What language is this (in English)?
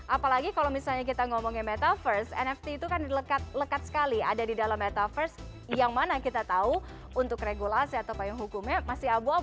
Indonesian